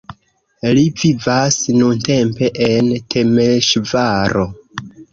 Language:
Esperanto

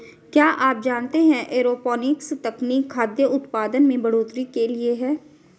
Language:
Hindi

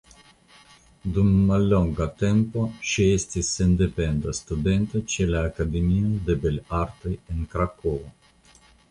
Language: Esperanto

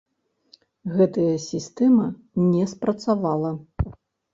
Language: Belarusian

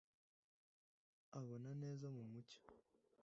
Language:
Kinyarwanda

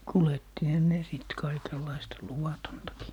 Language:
Finnish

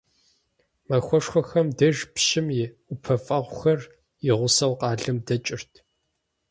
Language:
Kabardian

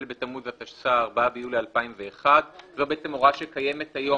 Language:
Hebrew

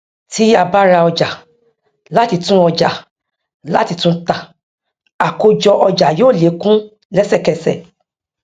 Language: Yoruba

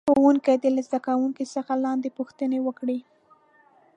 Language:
Pashto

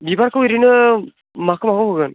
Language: Bodo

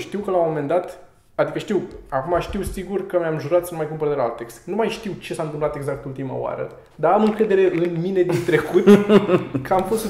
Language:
Romanian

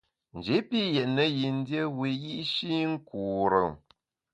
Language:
Bamun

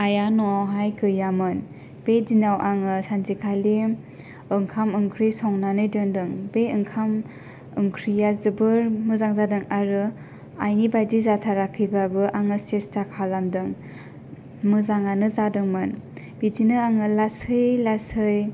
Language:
Bodo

